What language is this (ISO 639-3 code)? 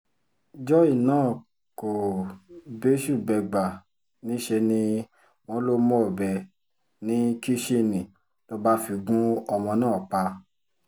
yor